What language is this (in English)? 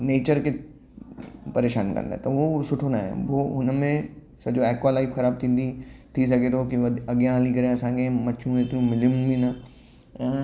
Sindhi